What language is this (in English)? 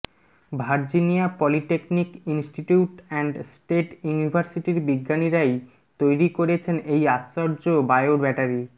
Bangla